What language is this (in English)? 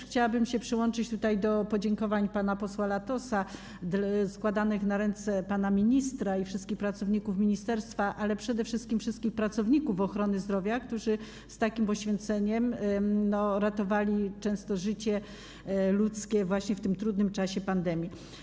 Polish